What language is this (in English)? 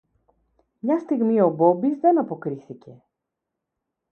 Greek